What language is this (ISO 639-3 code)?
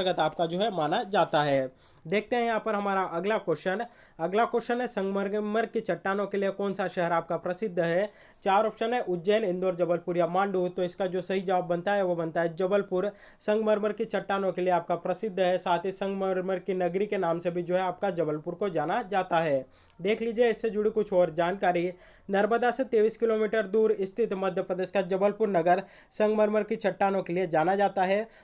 hin